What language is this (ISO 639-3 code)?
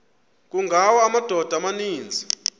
xho